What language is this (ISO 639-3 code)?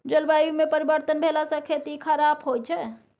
mai